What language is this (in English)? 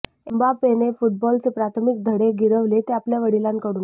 Marathi